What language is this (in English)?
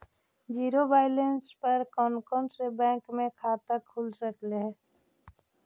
Magahi